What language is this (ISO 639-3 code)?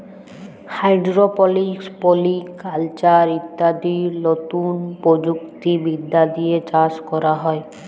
ben